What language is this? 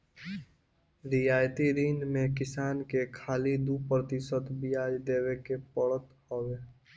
Bhojpuri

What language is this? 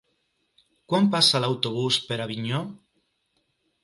Catalan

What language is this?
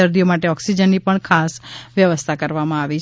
Gujarati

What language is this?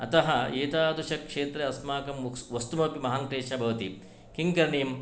Sanskrit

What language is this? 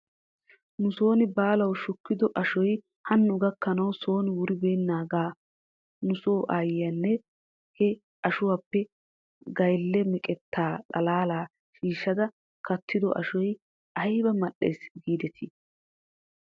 Wolaytta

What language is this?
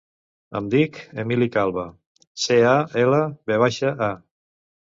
Catalan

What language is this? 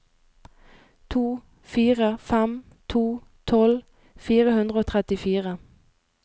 Norwegian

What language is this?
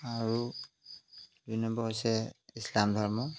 Assamese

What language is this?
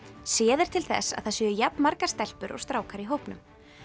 Icelandic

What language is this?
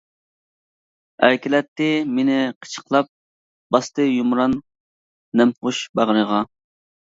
Uyghur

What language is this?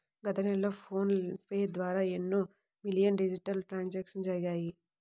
Telugu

